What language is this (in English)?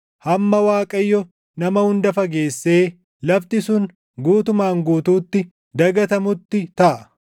Oromo